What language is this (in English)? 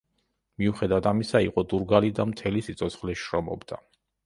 Georgian